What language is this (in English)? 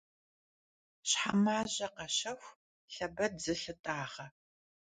Kabardian